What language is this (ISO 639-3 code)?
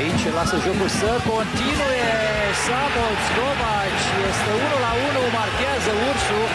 ron